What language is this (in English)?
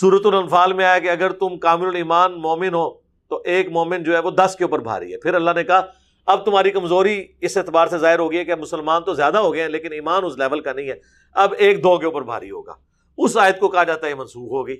Urdu